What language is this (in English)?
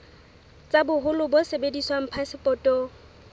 Southern Sotho